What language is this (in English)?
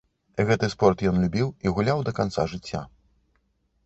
Belarusian